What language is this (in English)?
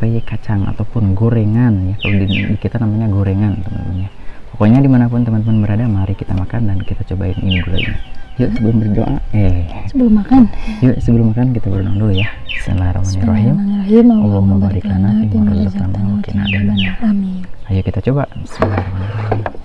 Indonesian